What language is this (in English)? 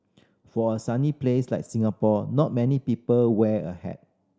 English